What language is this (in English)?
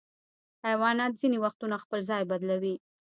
Pashto